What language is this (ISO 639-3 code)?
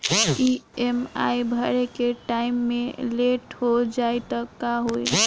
bho